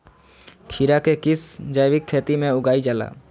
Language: Magahi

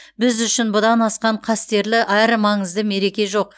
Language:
Kazakh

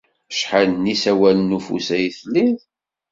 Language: Kabyle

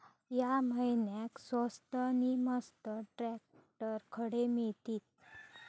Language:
Marathi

